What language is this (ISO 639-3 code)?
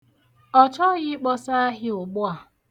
ibo